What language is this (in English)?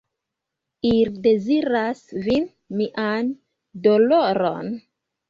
Esperanto